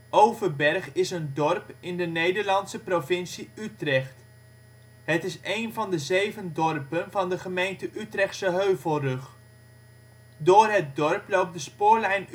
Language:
Dutch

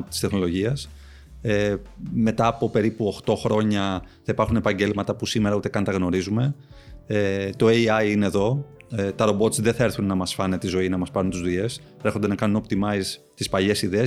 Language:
Greek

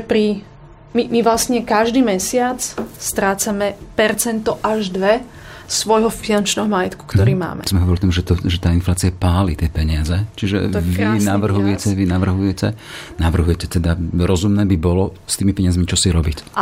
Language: Slovak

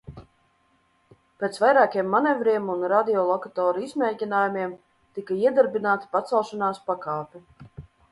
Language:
Latvian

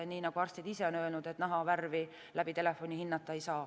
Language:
Estonian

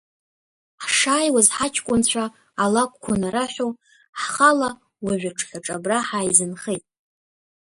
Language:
Abkhazian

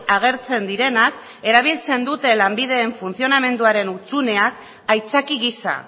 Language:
Basque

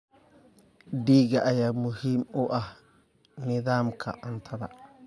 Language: Somali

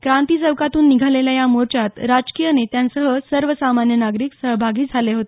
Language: Marathi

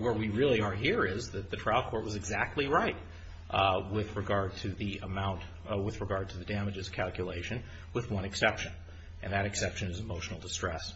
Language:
English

